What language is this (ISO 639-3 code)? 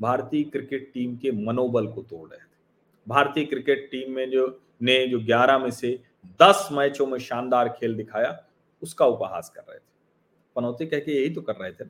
hin